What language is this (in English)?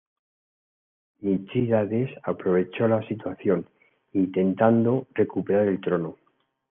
Spanish